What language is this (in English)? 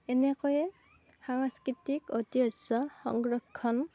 Assamese